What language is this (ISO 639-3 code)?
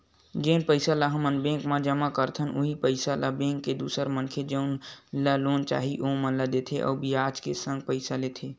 hne